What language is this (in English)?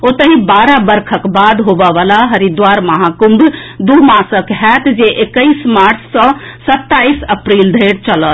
Maithili